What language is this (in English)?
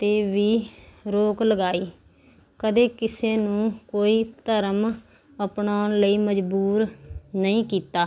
Punjabi